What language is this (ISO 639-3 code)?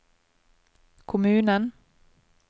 nor